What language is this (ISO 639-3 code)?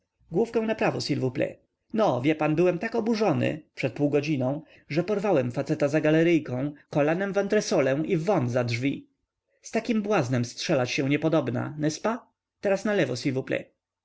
pol